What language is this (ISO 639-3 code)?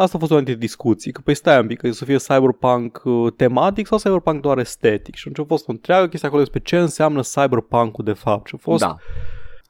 ron